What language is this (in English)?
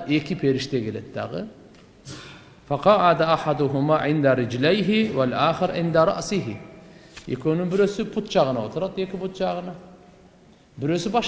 Turkish